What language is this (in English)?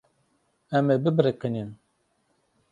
Kurdish